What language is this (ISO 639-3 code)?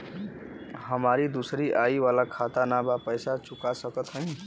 bho